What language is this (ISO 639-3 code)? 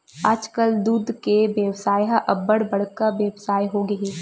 hne